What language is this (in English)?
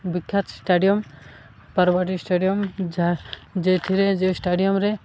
Odia